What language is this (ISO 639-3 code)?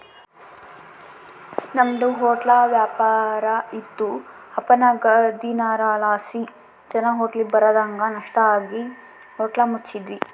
kan